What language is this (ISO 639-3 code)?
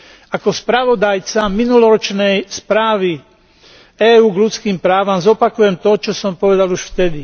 slk